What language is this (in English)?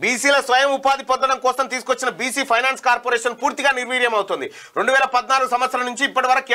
Romanian